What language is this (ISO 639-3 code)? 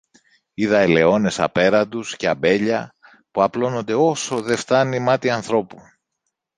ell